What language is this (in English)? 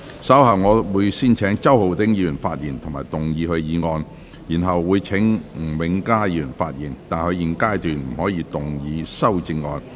Cantonese